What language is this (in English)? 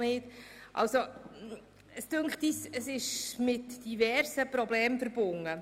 Swiss German